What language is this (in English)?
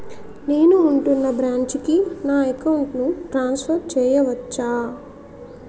Telugu